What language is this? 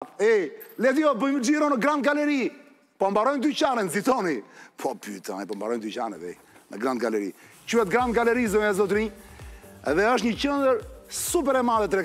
Romanian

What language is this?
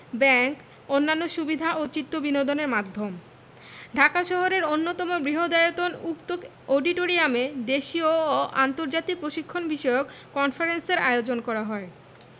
Bangla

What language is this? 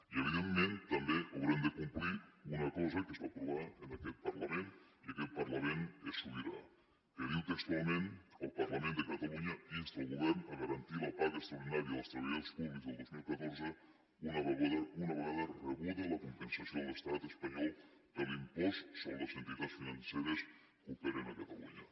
Catalan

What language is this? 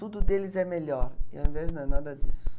Portuguese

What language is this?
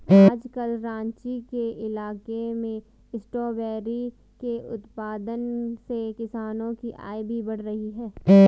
Hindi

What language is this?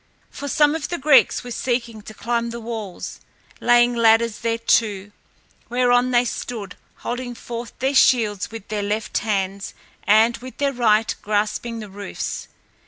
English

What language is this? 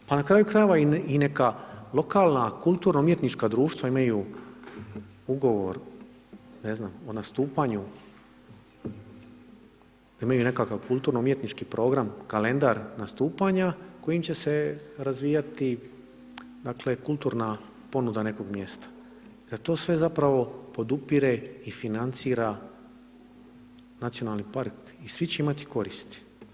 Croatian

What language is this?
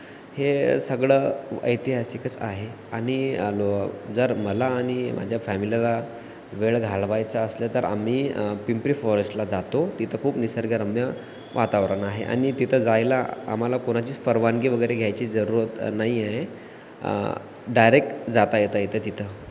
Marathi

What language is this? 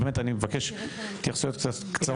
Hebrew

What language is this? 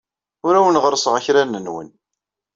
Kabyle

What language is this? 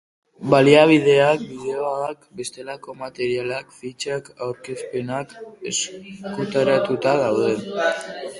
Basque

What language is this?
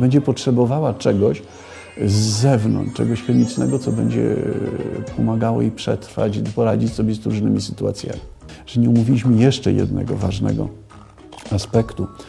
Polish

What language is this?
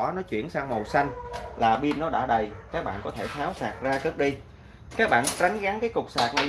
Vietnamese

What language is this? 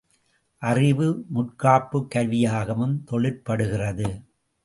Tamil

